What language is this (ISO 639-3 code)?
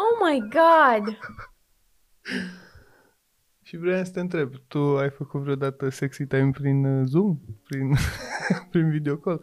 ron